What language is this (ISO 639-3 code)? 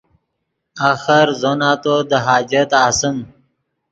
ydg